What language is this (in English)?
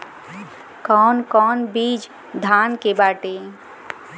Bhojpuri